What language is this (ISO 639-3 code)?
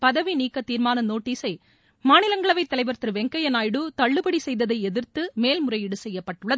tam